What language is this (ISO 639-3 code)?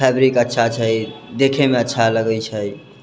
mai